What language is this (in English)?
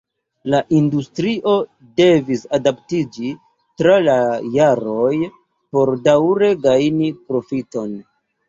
Esperanto